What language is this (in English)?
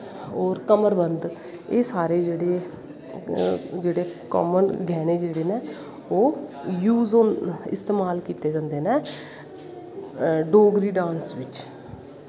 Dogri